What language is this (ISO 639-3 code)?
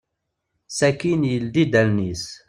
kab